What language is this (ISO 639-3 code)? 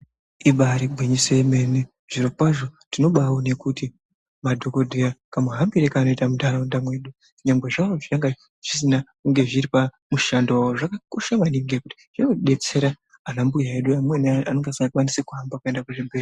ndc